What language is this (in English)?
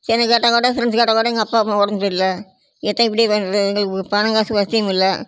Tamil